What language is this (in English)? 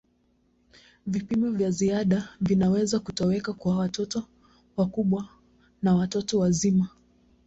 Swahili